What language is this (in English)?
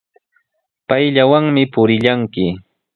Sihuas Ancash Quechua